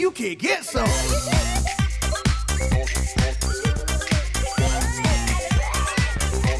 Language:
Portuguese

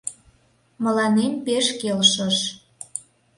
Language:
Mari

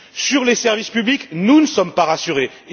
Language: French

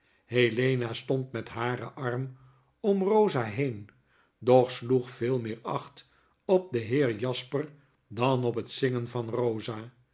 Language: Dutch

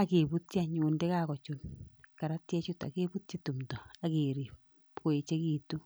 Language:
Kalenjin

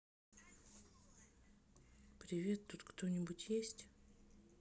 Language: Russian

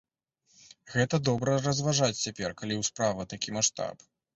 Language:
Belarusian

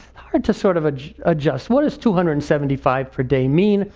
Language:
English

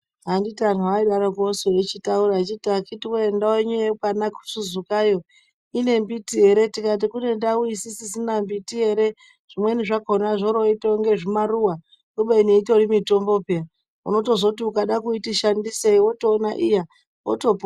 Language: Ndau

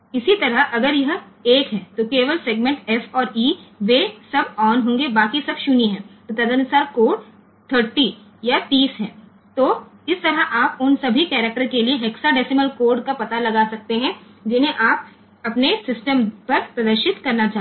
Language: Hindi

